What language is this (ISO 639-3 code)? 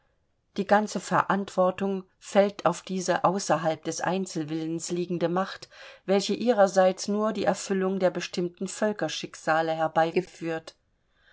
deu